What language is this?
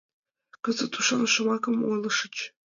Mari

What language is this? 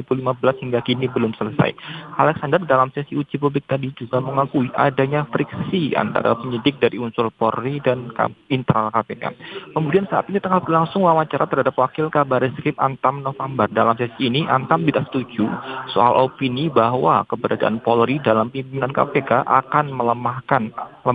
Indonesian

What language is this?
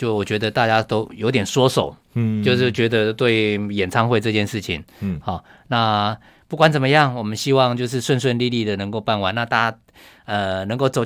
Chinese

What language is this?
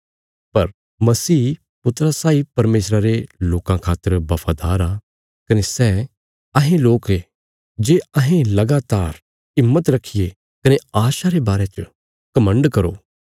Bilaspuri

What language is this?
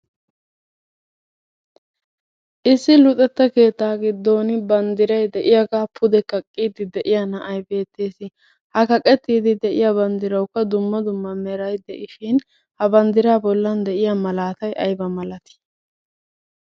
Wolaytta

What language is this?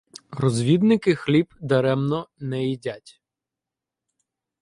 Ukrainian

